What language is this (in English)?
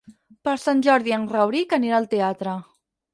Catalan